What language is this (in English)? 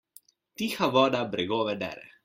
Slovenian